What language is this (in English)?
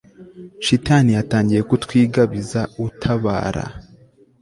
Kinyarwanda